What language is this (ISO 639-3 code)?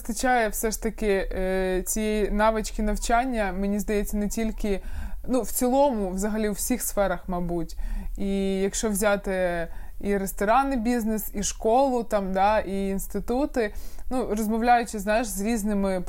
ukr